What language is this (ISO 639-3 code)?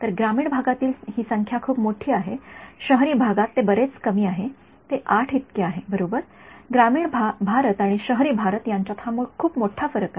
mar